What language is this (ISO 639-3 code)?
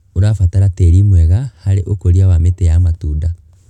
kik